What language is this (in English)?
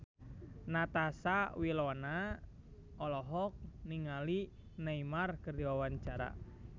Sundanese